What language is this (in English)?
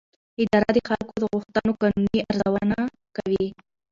Pashto